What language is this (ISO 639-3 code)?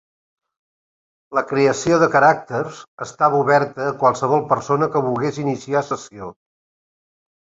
cat